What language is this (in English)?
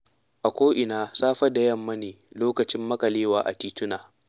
Hausa